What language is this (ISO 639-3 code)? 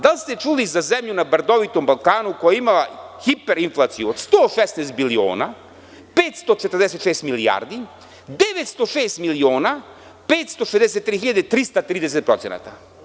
srp